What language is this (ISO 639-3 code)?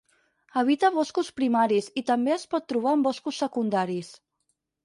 cat